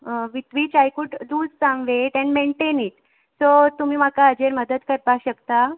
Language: Konkani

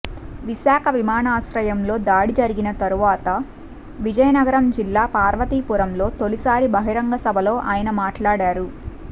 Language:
Telugu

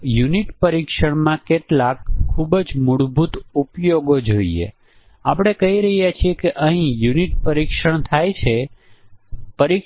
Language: Gujarati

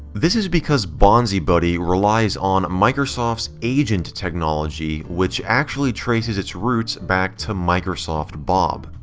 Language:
English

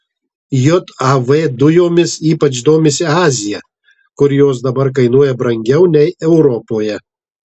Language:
Lithuanian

